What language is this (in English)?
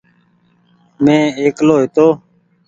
Goaria